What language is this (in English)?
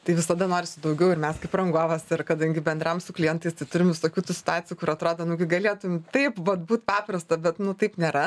Lithuanian